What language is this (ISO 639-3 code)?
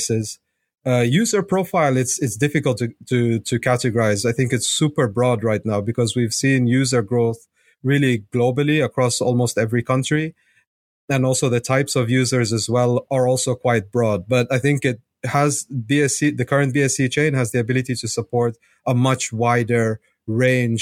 eng